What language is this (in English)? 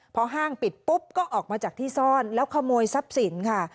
Thai